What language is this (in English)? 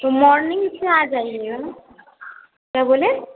Hindi